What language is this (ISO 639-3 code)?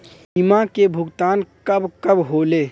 bho